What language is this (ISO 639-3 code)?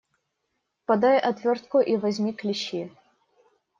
rus